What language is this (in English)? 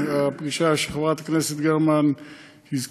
Hebrew